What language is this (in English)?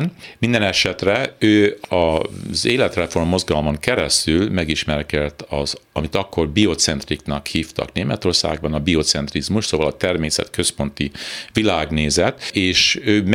Hungarian